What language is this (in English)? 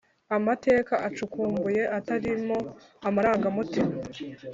Kinyarwanda